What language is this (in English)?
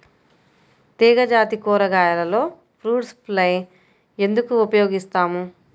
Telugu